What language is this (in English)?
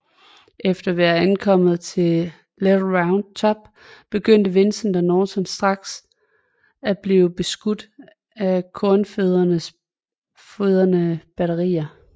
Danish